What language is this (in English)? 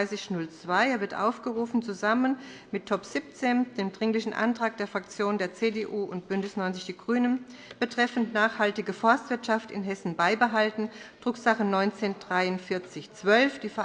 German